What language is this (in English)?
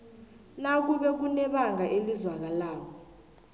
South Ndebele